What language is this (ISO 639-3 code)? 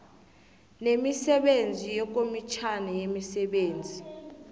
nbl